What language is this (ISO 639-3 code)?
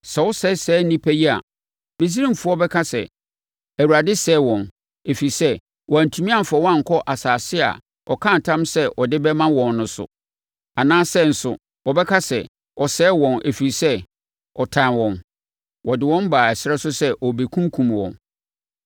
aka